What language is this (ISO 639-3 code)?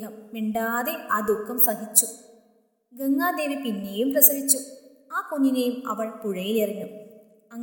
mal